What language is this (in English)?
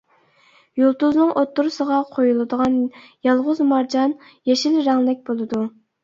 Uyghur